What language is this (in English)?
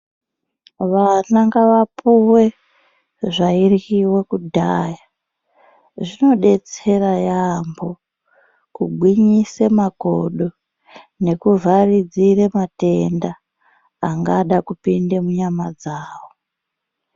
Ndau